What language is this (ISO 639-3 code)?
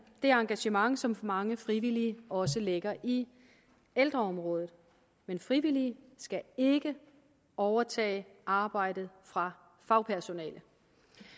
dan